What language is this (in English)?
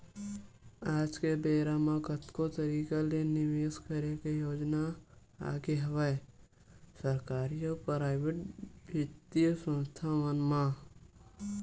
Chhattisgarhi